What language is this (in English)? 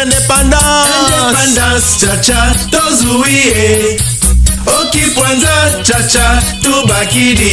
Turkish